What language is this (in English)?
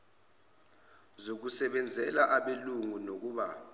Zulu